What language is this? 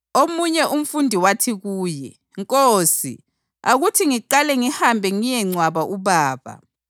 North Ndebele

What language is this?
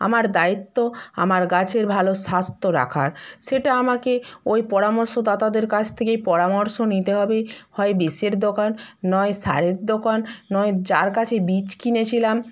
Bangla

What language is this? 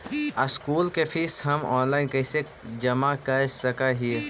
Magahi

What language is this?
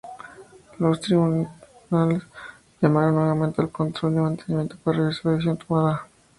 Spanish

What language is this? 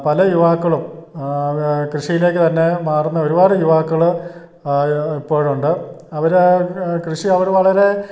Malayalam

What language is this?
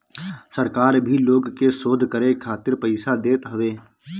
Bhojpuri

